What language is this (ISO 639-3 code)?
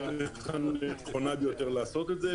heb